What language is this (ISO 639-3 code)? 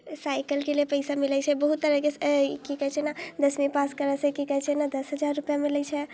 mai